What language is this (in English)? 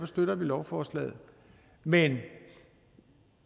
Danish